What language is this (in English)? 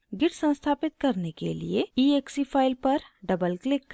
Hindi